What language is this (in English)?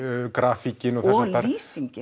Icelandic